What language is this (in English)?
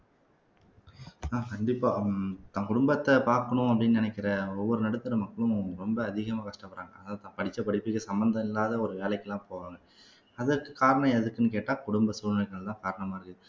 Tamil